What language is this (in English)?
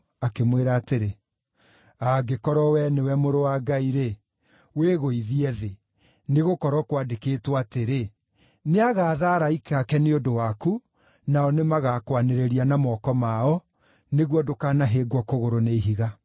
Kikuyu